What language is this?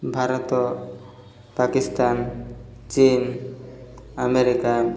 Odia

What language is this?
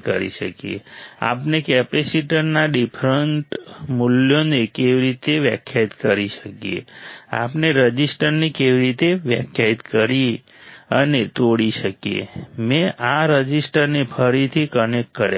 Gujarati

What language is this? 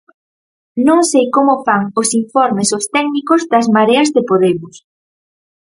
Galician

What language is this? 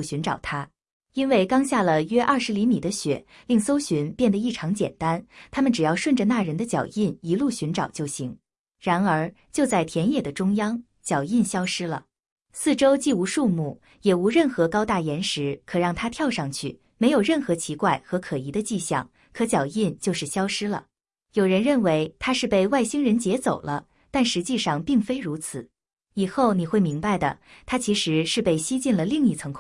Chinese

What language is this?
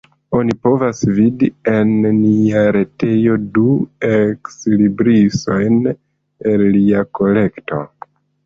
Esperanto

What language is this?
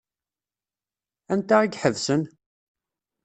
Kabyle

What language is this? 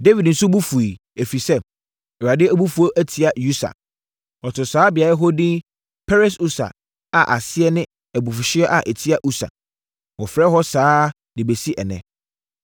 Akan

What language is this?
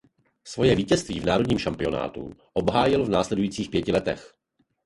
Czech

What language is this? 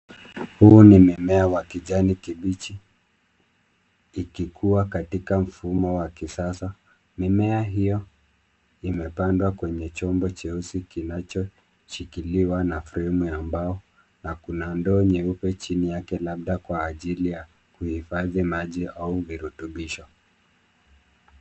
Swahili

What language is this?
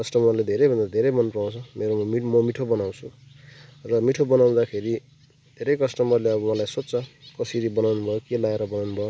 Nepali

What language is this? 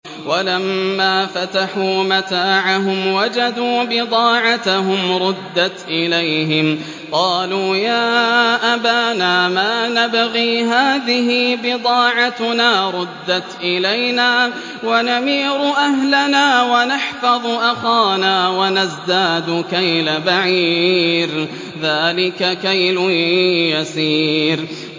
Arabic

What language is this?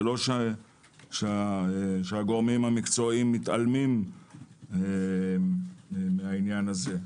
Hebrew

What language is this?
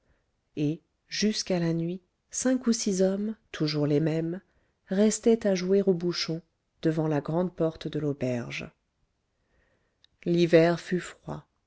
French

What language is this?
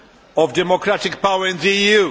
English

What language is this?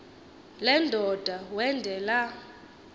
Xhosa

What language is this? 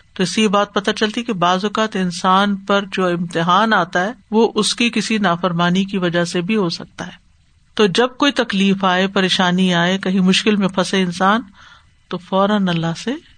Urdu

